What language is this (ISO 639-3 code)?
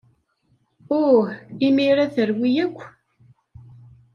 kab